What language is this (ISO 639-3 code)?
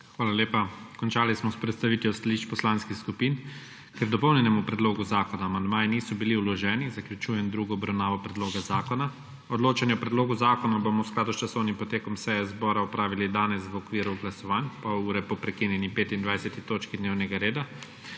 slv